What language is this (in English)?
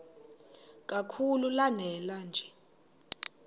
Xhosa